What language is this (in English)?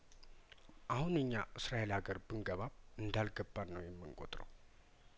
Amharic